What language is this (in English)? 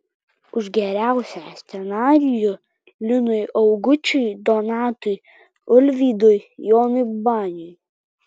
Lithuanian